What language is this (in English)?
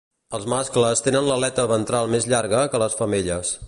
Catalan